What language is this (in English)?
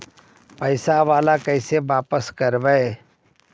Magahi